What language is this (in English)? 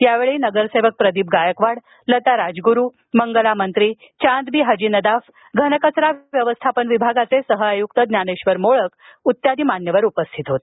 Marathi